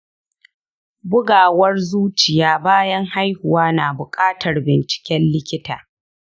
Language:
Hausa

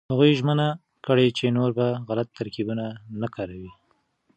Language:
Pashto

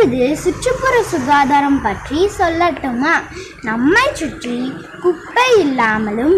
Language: Tamil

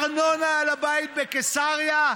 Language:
Hebrew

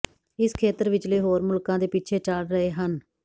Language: Punjabi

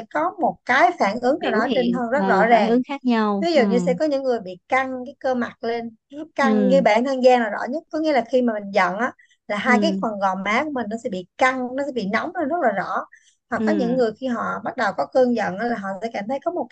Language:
Vietnamese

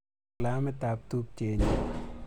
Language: Kalenjin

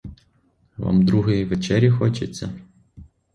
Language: Ukrainian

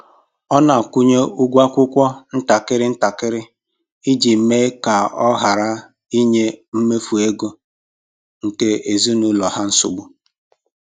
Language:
Igbo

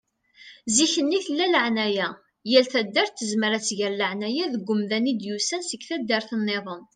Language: Kabyle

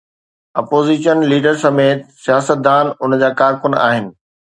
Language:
Sindhi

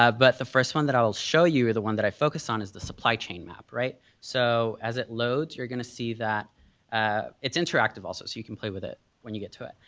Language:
English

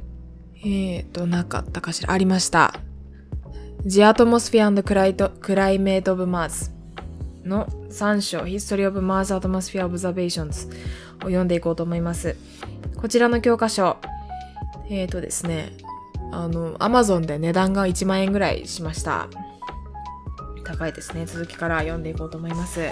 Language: Japanese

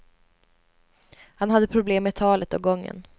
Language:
Swedish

